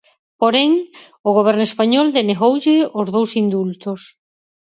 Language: Galician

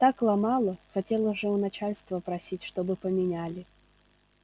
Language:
Russian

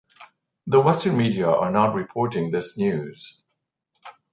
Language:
English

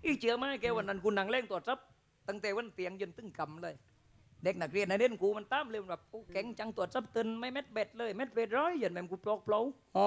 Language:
Thai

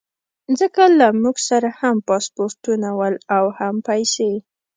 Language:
Pashto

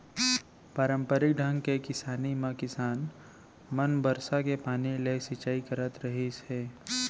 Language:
Chhattisgarhi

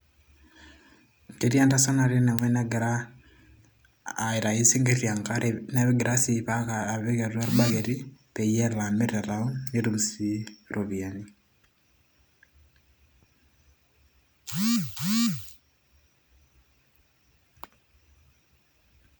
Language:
Masai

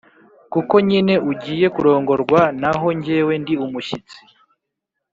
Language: Kinyarwanda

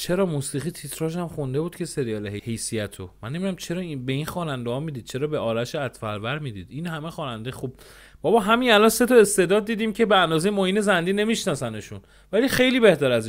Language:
Persian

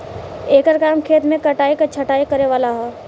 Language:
Bhojpuri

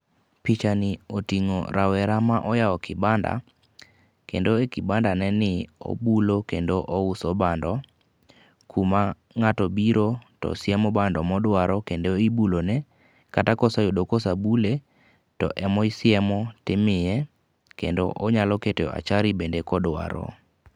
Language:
Luo (Kenya and Tanzania)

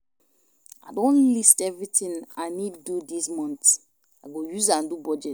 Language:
Nigerian Pidgin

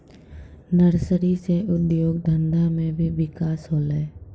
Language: Maithili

